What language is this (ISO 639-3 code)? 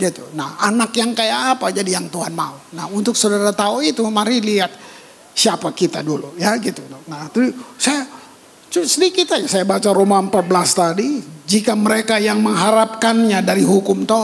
ind